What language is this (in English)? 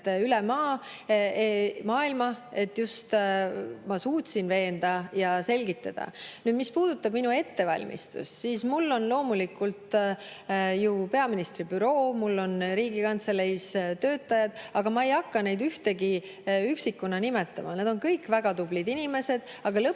Estonian